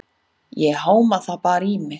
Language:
Icelandic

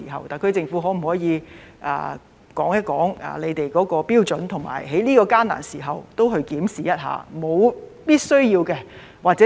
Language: Cantonese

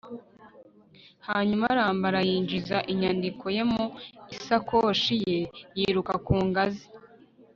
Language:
Kinyarwanda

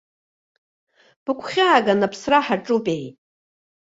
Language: Abkhazian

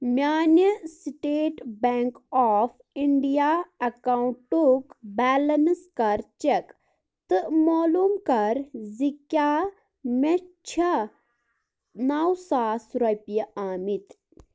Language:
Kashmiri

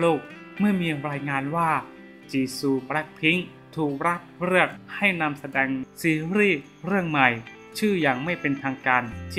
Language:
Thai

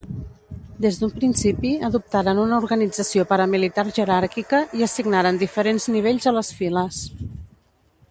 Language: Catalan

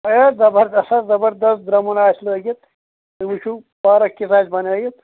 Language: Kashmiri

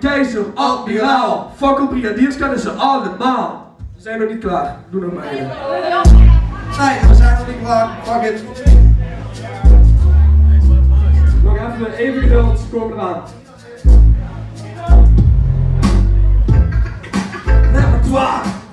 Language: Dutch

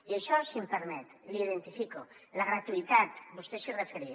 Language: Catalan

